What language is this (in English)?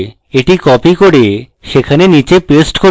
Bangla